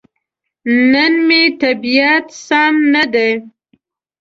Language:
Pashto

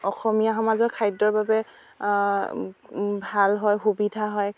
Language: Assamese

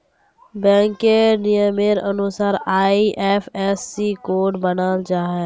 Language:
Magahi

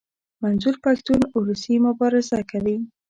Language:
Pashto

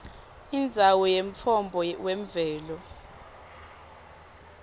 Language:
Swati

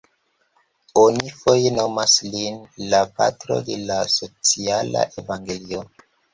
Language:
Esperanto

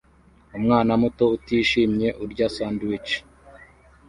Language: Kinyarwanda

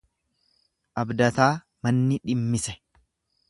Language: Oromo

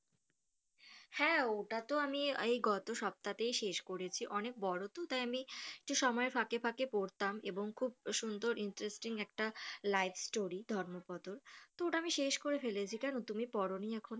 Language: Bangla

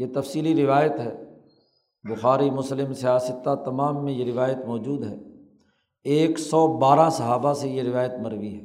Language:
Urdu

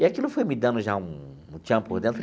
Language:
Portuguese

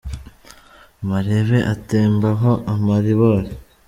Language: Kinyarwanda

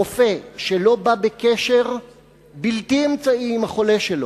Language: Hebrew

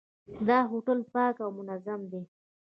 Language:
Pashto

